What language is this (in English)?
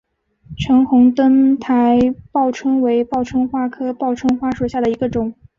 Chinese